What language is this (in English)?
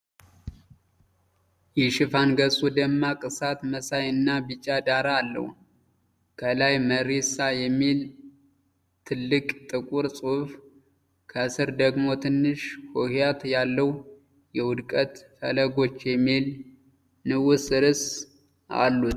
Amharic